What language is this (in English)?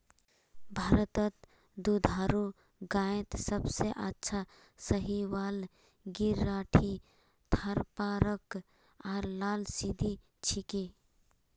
Magahi